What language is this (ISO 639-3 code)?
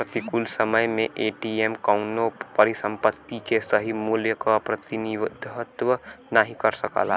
bho